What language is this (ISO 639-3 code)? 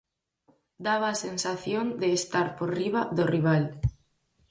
glg